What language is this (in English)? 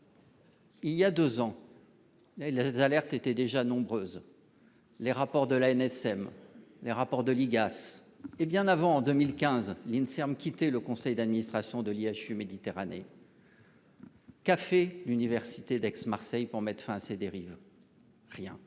French